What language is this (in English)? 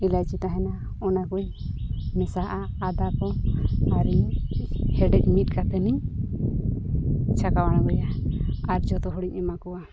Santali